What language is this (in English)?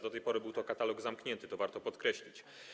Polish